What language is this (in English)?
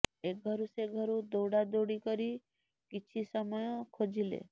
Odia